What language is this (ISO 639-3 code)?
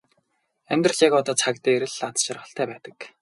mon